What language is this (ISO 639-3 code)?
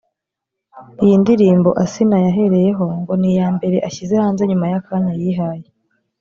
kin